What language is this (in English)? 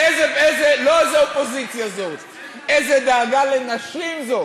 Hebrew